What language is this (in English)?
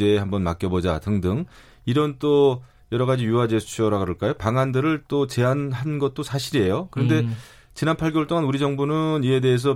Korean